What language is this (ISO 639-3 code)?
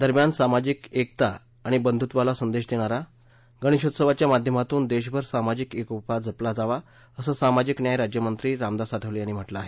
mar